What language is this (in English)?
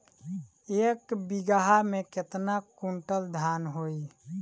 Bhojpuri